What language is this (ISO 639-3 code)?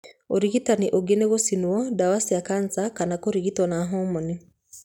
kik